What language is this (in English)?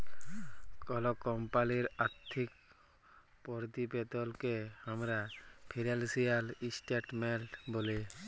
Bangla